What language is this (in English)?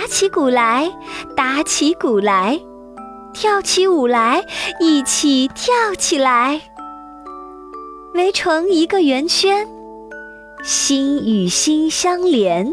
Chinese